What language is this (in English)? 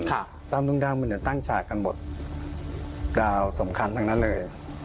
Thai